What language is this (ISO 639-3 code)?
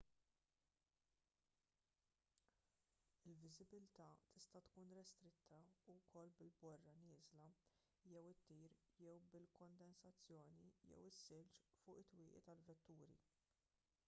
mlt